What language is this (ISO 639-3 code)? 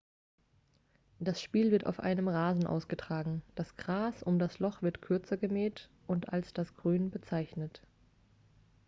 deu